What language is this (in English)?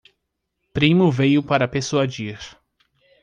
Portuguese